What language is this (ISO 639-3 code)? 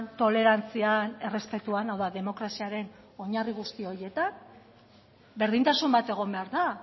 eus